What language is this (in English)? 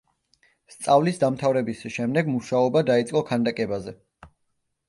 Georgian